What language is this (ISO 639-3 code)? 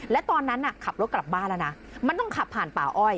tha